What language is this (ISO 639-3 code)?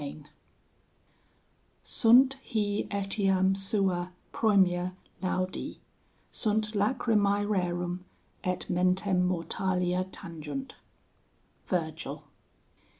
eng